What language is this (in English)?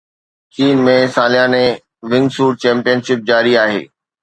Sindhi